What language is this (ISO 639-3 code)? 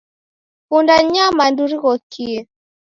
dav